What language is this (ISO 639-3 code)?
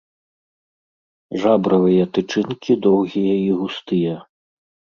bel